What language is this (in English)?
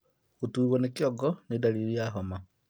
Kikuyu